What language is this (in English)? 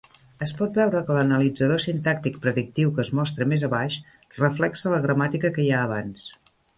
Catalan